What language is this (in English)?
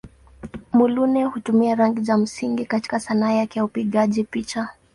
Swahili